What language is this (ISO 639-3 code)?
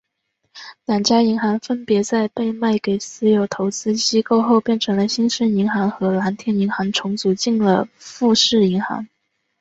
zho